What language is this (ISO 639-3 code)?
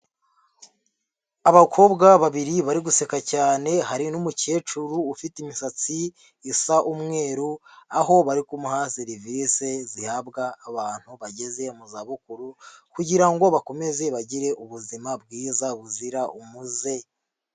kin